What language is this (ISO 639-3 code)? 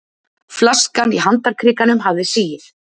isl